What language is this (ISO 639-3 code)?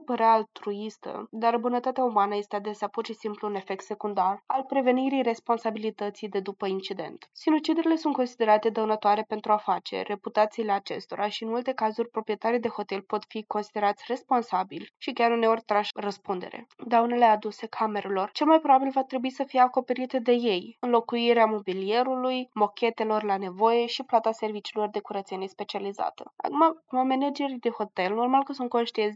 ron